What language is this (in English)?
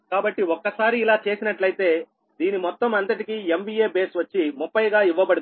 Telugu